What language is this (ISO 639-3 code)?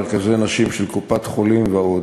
heb